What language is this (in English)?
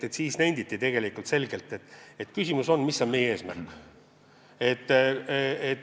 Estonian